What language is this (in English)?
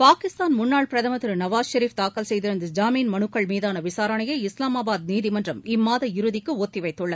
Tamil